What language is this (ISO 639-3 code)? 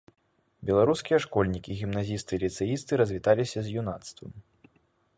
bel